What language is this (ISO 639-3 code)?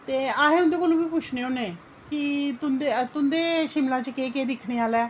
doi